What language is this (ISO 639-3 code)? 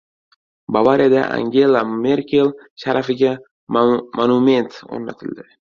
uzb